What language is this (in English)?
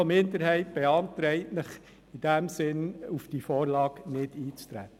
Swiss German